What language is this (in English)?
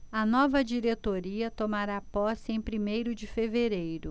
Portuguese